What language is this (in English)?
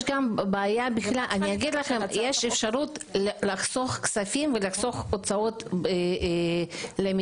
Hebrew